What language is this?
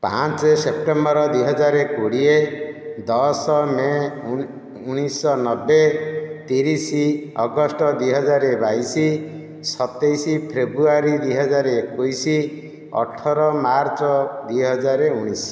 Odia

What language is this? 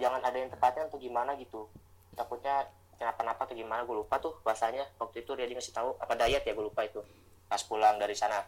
Indonesian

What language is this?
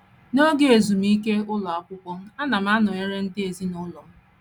Igbo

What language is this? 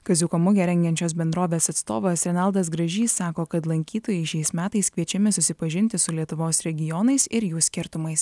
Lithuanian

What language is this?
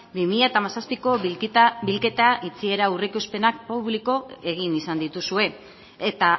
Basque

